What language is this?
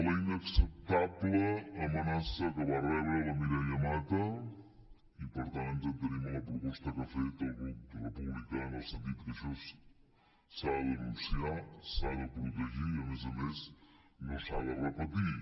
Catalan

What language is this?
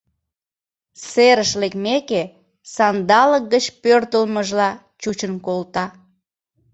Mari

